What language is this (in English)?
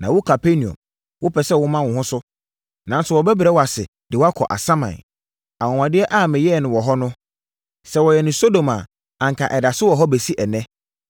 Akan